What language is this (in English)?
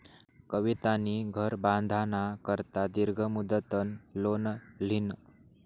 Marathi